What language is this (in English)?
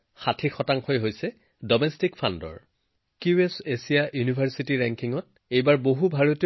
Assamese